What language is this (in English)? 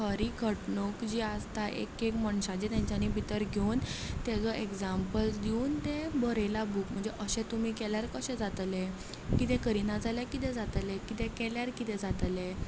Konkani